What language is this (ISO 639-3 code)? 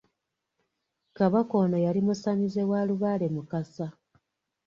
lug